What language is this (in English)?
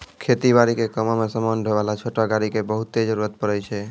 Maithili